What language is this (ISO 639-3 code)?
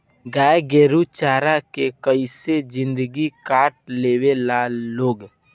bho